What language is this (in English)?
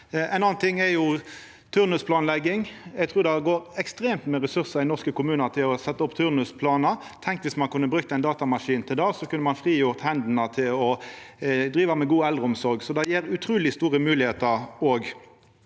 Norwegian